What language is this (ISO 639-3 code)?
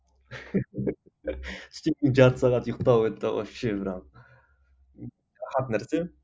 kaz